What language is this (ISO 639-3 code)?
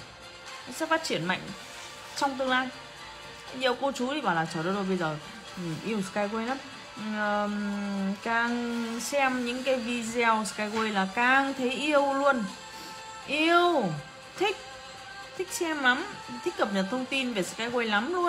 vie